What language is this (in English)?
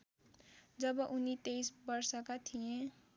Nepali